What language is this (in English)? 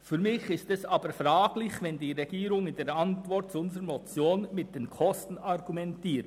Swiss German